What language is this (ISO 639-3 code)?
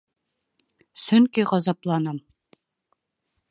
bak